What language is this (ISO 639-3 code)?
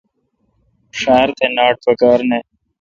xka